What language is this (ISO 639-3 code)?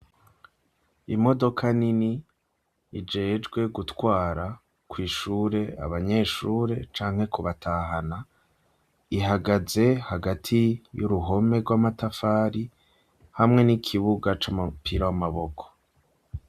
run